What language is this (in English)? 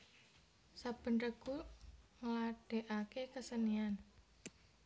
Javanese